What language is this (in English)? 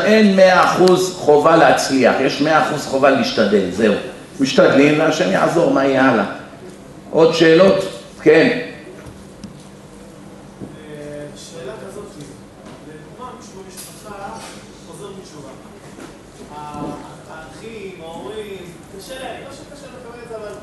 Hebrew